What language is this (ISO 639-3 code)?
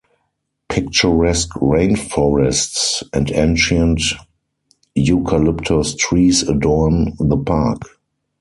eng